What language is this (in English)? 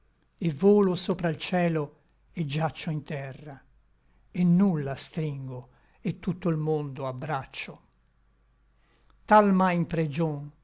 Italian